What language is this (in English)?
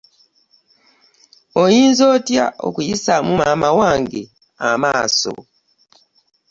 Ganda